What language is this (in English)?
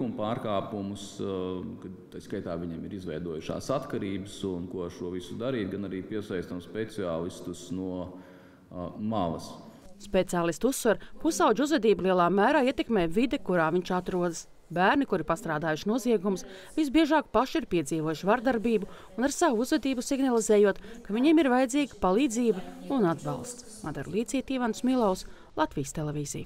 Latvian